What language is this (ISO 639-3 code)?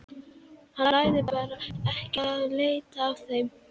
isl